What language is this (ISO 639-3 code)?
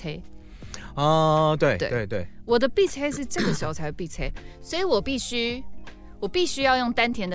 zho